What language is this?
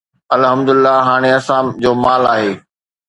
Sindhi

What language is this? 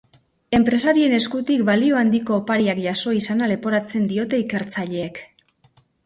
Basque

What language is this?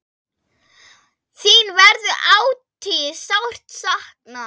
Icelandic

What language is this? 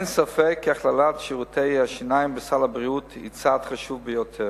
Hebrew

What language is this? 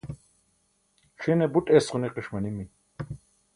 Burushaski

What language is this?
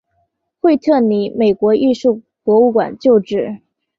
Chinese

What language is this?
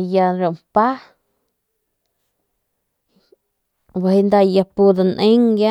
Northern Pame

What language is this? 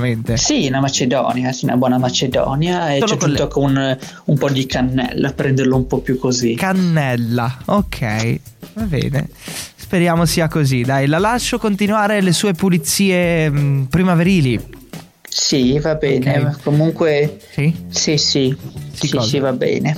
Italian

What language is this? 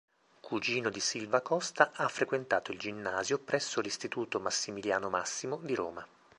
Italian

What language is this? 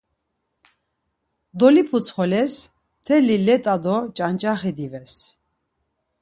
Laz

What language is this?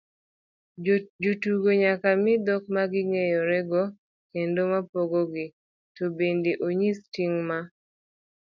Luo (Kenya and Tanzania)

